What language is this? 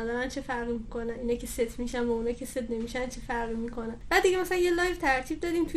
Persian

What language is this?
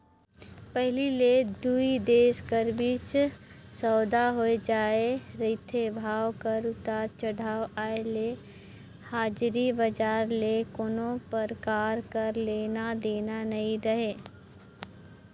Chhattisgarhi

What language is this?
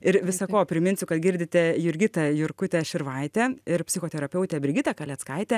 Lithuanian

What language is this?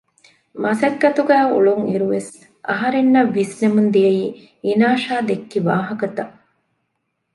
Divehi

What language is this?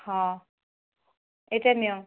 Odia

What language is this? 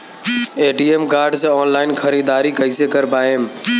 Bhojpuri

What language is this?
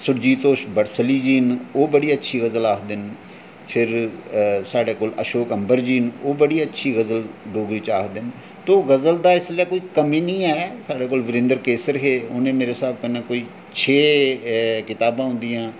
Dogri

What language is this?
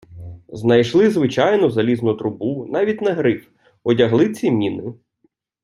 Ukrainian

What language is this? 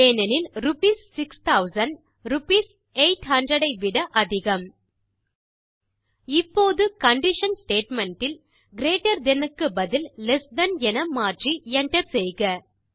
Tamil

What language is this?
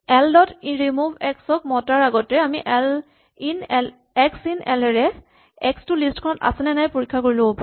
Assamese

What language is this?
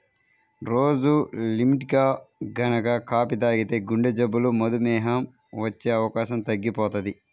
Telugu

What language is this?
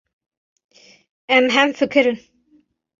Kurdish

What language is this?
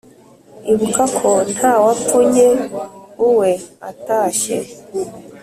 Kinyarwanda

